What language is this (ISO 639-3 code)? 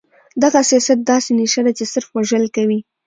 pus